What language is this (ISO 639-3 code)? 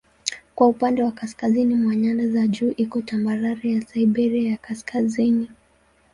swa